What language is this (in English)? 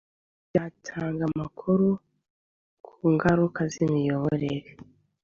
Kinyarwanda